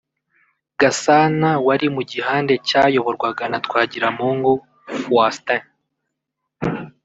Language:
Kinyarwanda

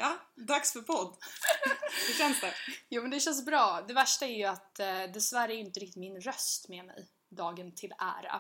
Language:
Swedish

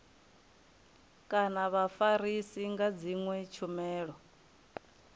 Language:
Venda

